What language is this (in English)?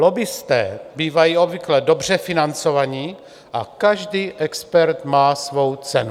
Czech